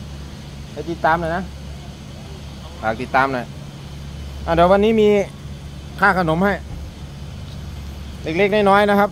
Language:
Thai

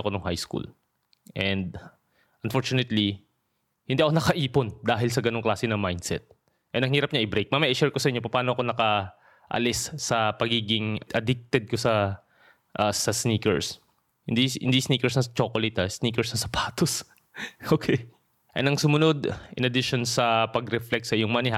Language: Filipino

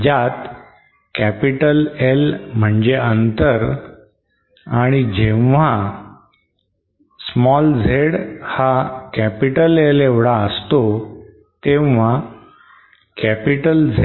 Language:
Marathi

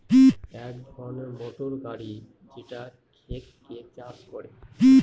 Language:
Bangla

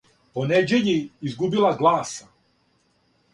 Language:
Serbian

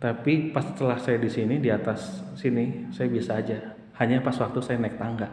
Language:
Indonesian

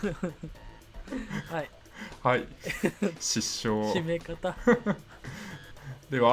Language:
Japanese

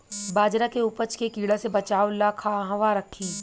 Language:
Bhojpuri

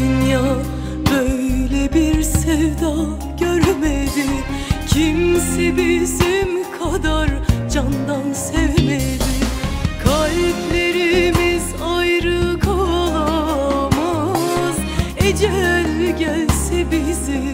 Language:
Turkish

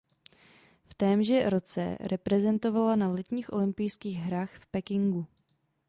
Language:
Czech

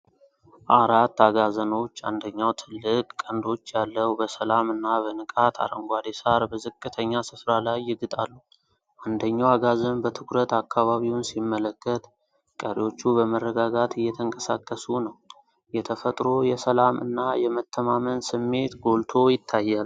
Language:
Amharic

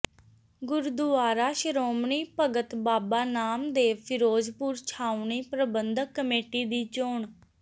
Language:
Punjabi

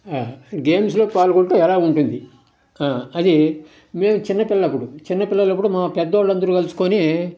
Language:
Telugu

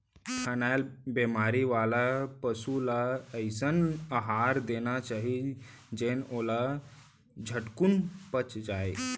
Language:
Chhattisgarhi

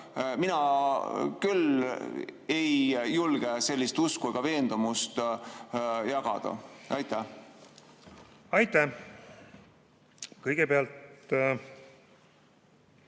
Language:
Estonian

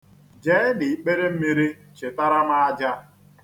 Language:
Igbo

